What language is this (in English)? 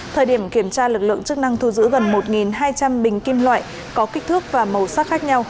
Vietnamese